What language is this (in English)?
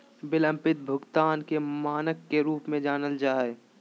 Magahi